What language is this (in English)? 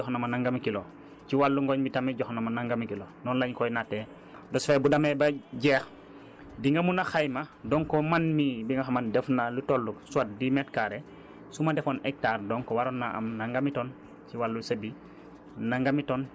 Wolof